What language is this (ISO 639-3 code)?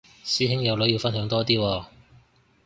yue